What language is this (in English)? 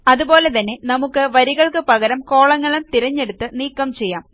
Malayalam